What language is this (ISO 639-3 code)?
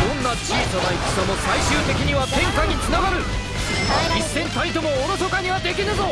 jpn